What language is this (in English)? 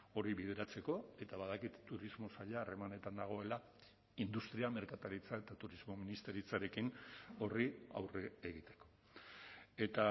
Basque